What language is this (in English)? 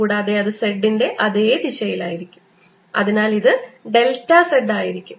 Malayalam